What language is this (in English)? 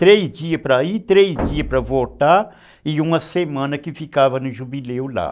Portuguese